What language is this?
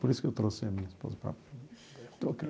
Portuguese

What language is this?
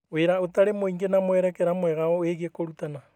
Kikuyu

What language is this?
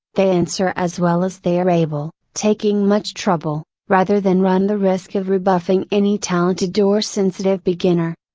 English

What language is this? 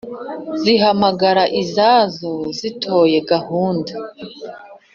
Kinyarwanda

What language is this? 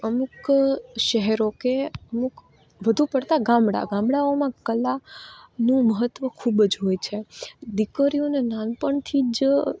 Gujarati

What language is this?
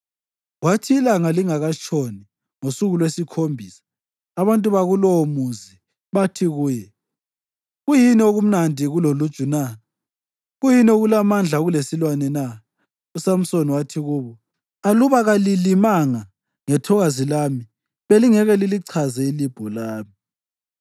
North Ndebele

